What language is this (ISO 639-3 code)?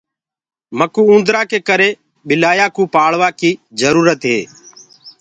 ggg